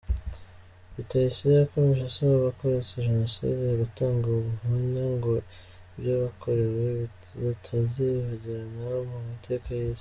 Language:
Kinyarwanda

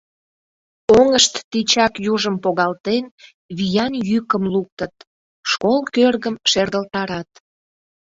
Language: Mari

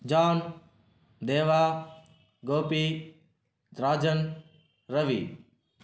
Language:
Telugu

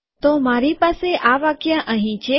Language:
Gujarati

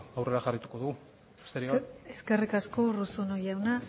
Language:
Basque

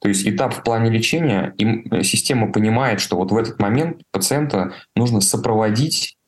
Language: Russian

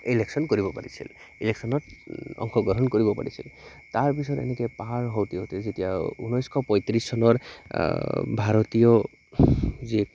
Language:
Assamese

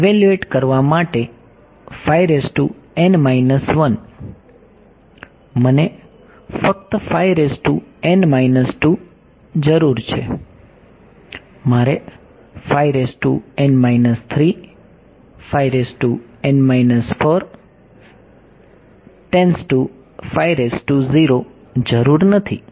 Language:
Gujarati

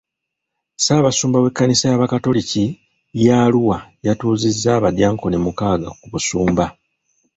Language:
Ganda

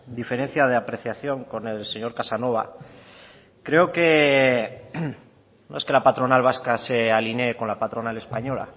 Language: Spanish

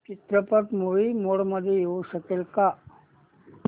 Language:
Marathi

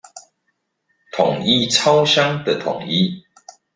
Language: Chinese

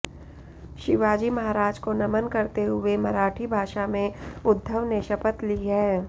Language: Hindi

